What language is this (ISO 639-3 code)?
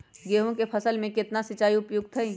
mag